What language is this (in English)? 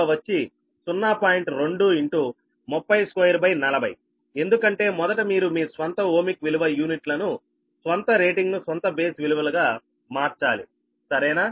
Telugu